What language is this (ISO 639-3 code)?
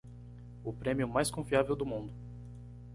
por